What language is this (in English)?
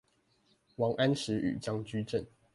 Chinese